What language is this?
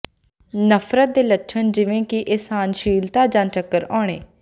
Punjabi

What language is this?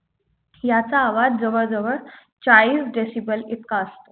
Marathi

